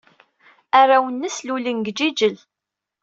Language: Kabyle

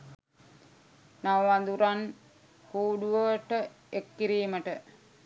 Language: Sinhala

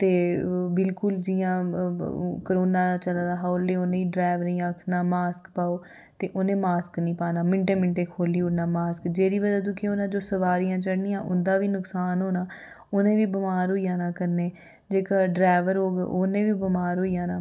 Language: Dogri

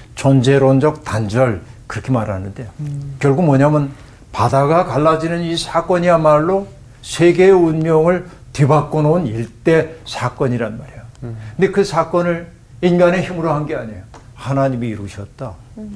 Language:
Korean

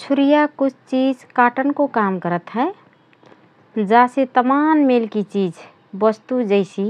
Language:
Rana Tharu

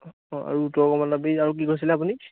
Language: Assamese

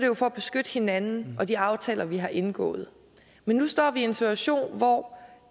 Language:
Danish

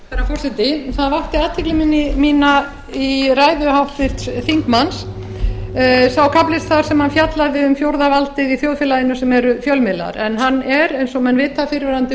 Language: Icelandic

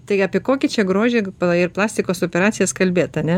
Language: Lithuanian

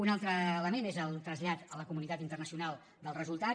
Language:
Catalan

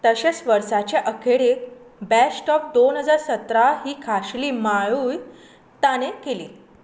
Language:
Konkani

